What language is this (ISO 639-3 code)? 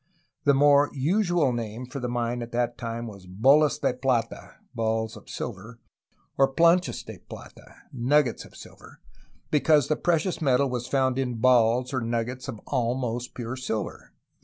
eng